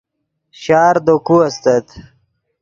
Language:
Yidgha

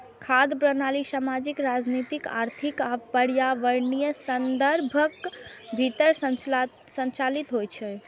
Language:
Maithili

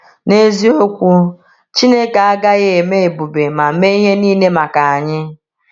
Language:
Igbo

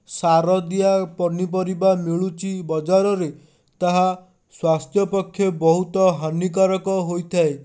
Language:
Odia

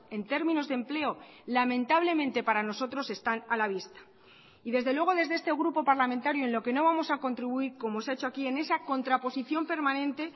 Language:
Spanish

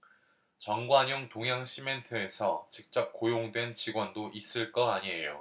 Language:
Korean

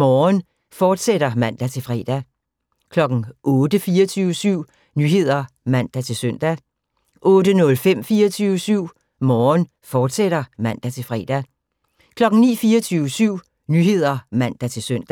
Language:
Danish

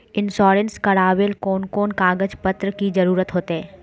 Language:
Magahi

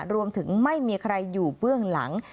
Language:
Thai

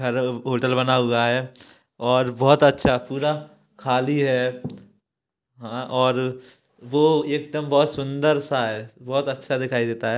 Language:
Hindi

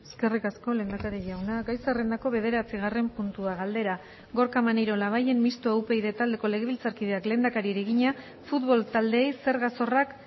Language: Basque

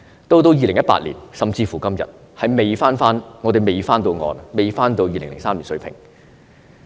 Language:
Cantonese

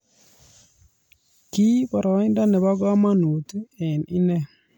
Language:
Kalenjin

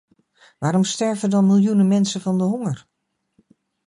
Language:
Dutch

